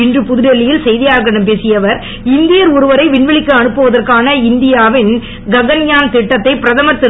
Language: Tamil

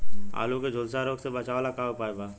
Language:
Bhojpuri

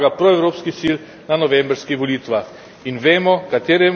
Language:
Slovenian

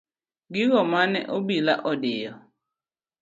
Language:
Luo (Kenya and Tanzania)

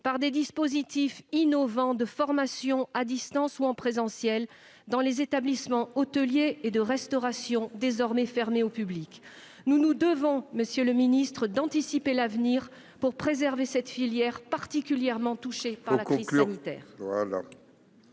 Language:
French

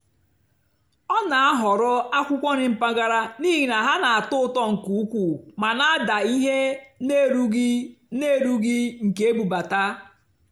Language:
Igbo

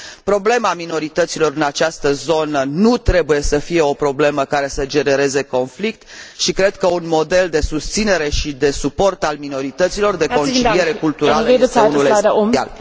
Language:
Romanian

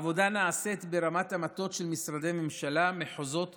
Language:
Hebrew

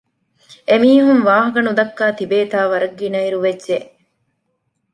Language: Divehi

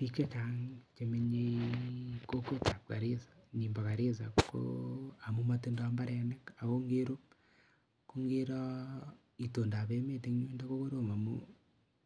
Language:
Kalenjin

